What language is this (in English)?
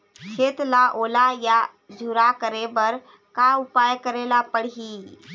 Chhattisgarhi